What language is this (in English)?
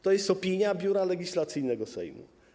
Polish